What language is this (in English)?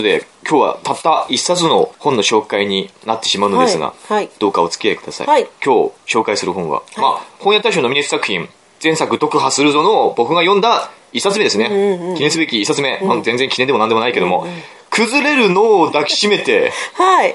Japanese